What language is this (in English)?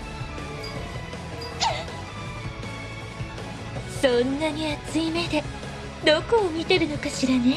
Japanese